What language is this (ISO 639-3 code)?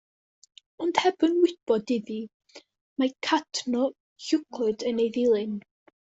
cym